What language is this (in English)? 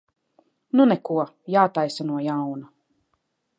Latvian